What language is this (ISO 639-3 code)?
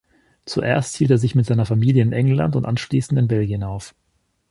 deu